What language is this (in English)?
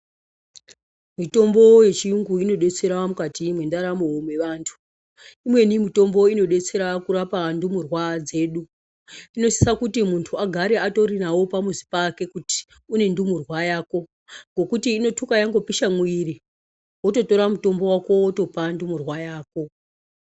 Ndau